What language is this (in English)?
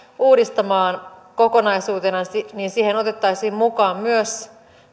Finnish